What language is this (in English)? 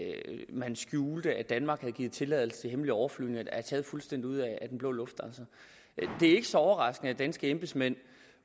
Danish